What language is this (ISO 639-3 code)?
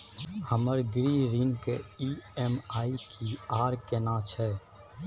mai